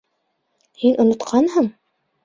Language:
Bashkir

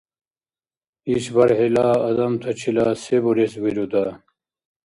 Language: Dargwa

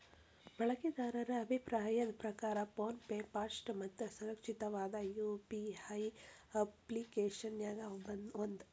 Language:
Kannada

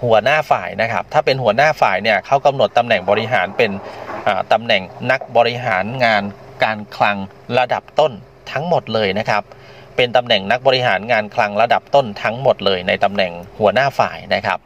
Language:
Thai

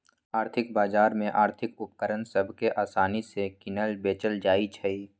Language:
Magahi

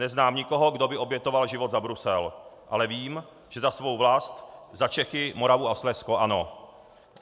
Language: Czech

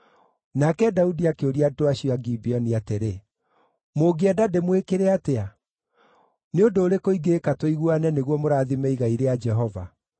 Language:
Kikuyu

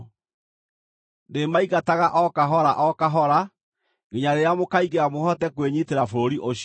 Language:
Kikuyu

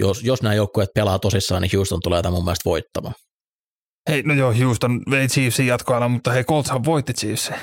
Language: Finnish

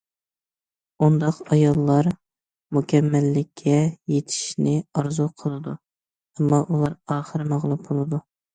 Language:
Uyghur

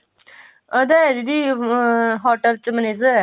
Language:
Punjabi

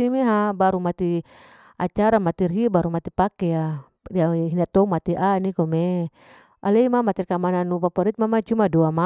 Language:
Larike-Wakasihu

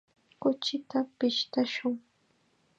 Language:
Chiquián Ancash Quechua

